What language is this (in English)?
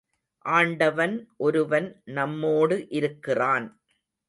Tamil